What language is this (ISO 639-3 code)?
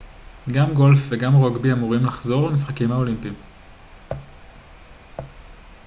heb